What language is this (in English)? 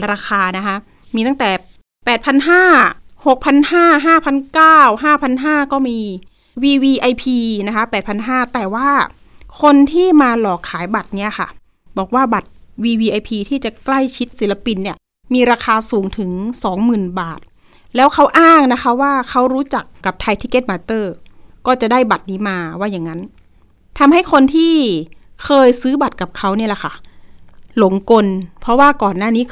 Thai